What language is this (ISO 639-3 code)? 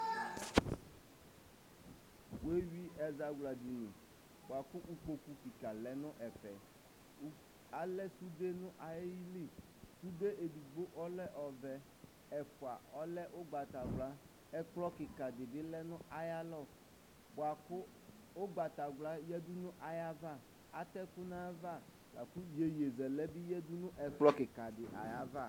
kpo